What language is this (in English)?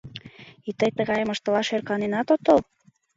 Mari